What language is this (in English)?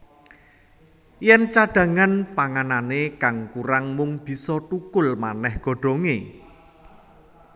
Javanese